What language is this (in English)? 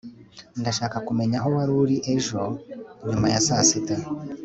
Kinyarwanda